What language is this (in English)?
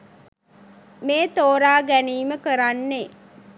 Sinhala